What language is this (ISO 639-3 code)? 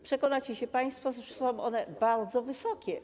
pol